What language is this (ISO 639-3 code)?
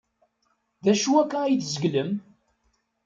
kab